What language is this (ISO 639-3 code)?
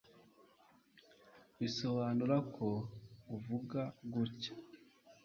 kin